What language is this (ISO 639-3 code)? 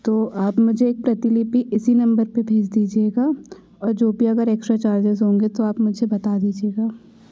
hin